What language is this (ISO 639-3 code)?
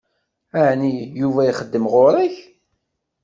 kab